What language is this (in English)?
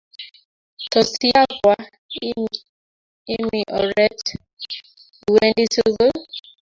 Kalenjin